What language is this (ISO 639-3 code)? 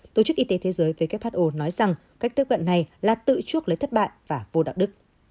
vie